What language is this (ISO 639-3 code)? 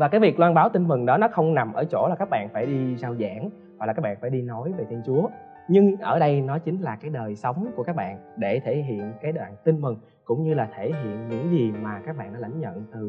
vie